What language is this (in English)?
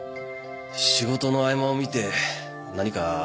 Japanese